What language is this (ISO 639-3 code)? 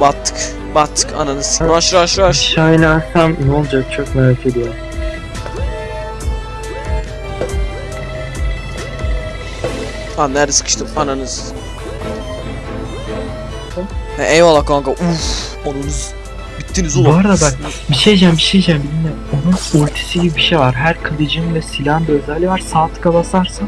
tur